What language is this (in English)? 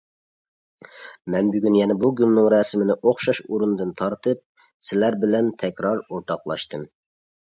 Uyghur